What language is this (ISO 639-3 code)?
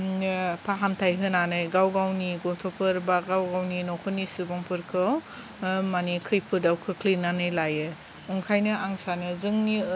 brx